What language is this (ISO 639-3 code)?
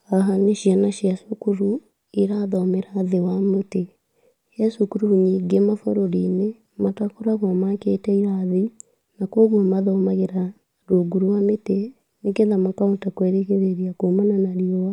kik